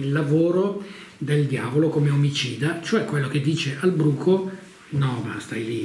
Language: Italian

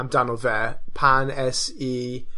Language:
Welsh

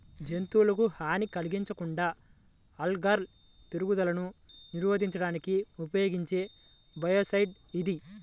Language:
Telugu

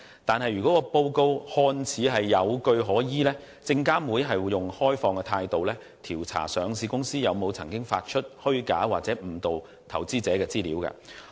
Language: Cantonese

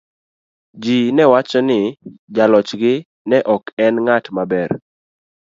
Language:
Luo (Kenya and Tanzania)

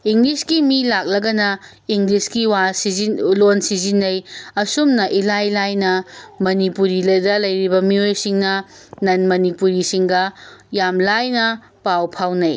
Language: Manipuri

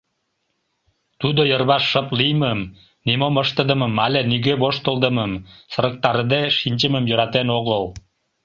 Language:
Mari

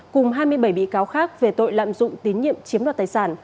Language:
Vietnamese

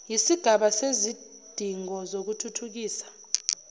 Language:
Zulu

